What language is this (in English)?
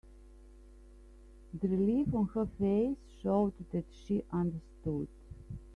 English